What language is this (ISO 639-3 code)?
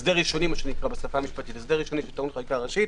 heb